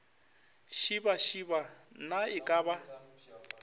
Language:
Northern Sotho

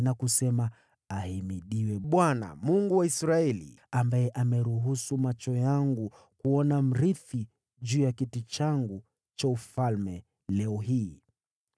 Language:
Swahili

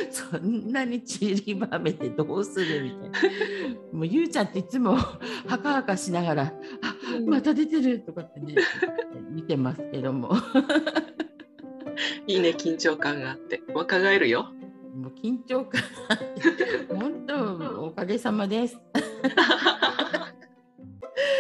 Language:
Japanese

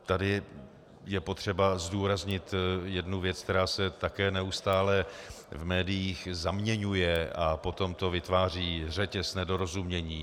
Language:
Czech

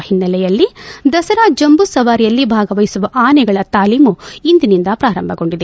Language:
Kannada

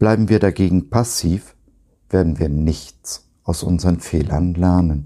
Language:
German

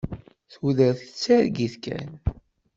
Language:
Kabyle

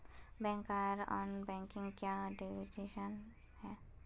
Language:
Magahi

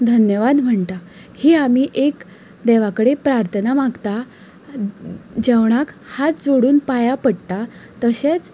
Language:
Konkani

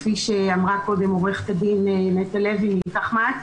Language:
Hebrew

